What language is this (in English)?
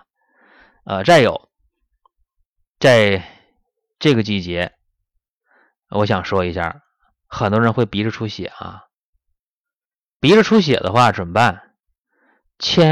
Chinese